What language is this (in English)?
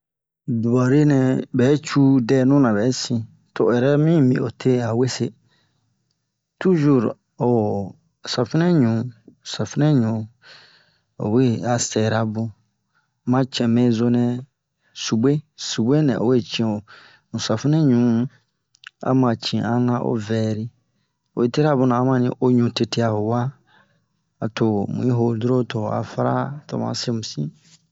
Bomu